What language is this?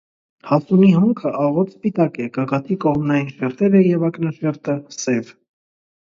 Armenian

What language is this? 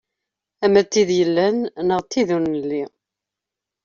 Kabyle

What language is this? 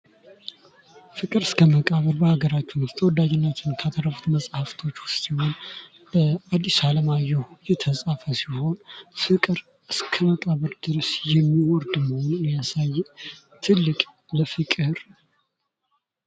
Amharic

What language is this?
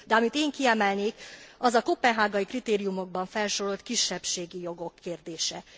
Hungarian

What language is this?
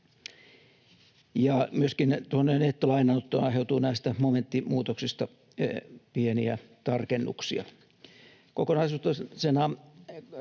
Finnish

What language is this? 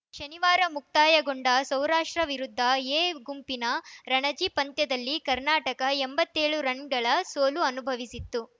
Kannada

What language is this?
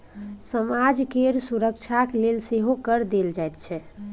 Maithili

